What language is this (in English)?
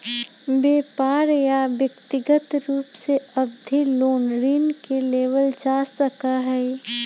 Magahi